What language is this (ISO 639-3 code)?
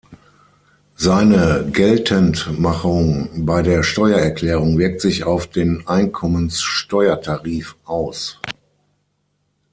deu